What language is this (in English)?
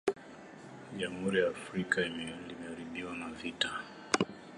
Swahili